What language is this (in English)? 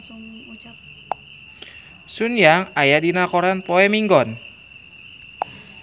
Sundanese